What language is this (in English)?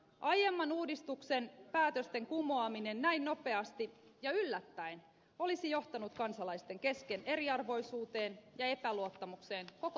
Finnish